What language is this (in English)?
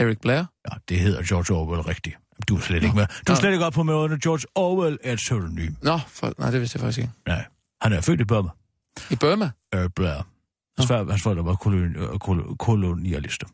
Danish